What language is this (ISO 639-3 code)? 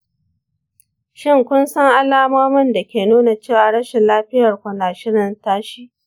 hau